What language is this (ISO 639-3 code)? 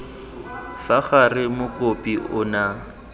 tsn